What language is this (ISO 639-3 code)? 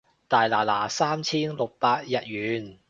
yue